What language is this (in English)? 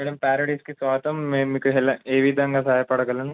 Telugu